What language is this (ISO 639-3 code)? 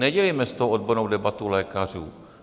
ces